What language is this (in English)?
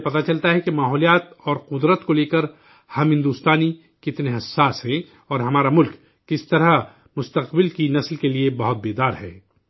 Urdu